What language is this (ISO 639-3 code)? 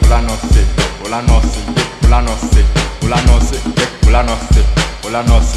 fra